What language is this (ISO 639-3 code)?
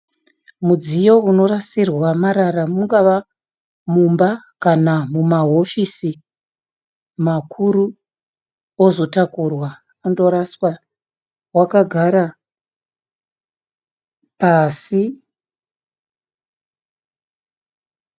sna